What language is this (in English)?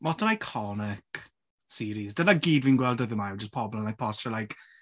Welsh